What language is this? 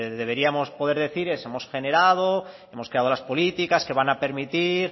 Spanish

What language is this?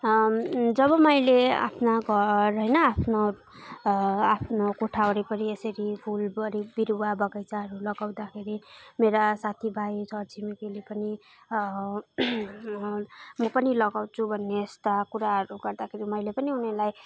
Nepali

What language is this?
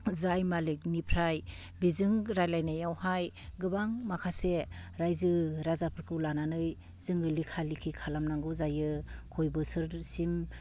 Bodo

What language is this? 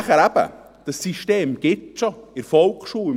Swiss German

